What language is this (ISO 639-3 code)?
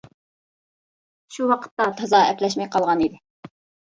uig